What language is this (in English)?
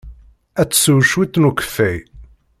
Kabyle